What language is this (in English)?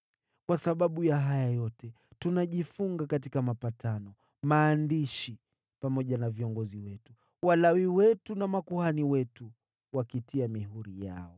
Swahili